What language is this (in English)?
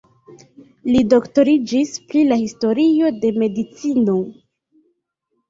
Esperanto